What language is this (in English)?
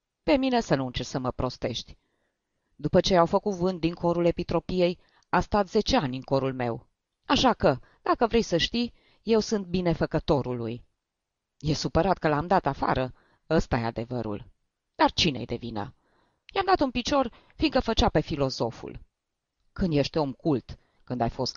Romanian